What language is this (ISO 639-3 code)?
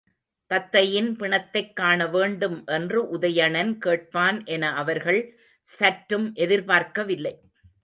tam